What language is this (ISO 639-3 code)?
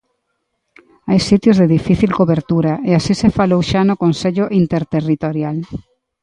glg